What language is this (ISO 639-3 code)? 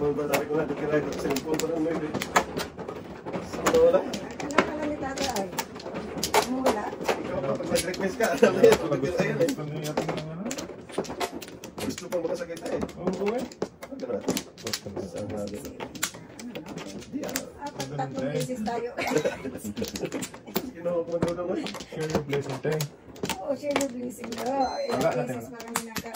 fil